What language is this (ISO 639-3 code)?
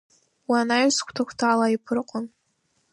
abk